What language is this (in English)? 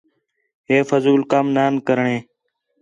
Khetrani